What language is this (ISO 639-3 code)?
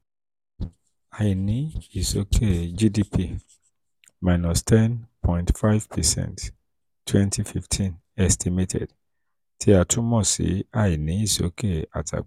yor